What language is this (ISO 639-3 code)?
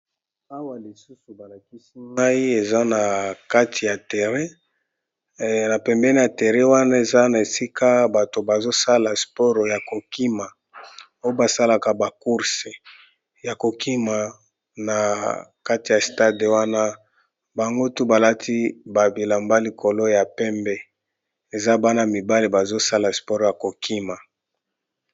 lin